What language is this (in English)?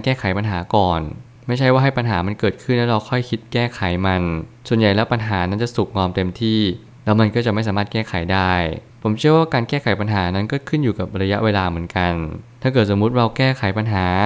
Thai